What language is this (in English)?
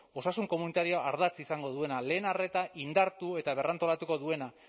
Basque